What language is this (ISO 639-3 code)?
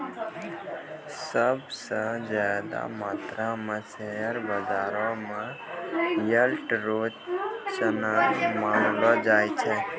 mai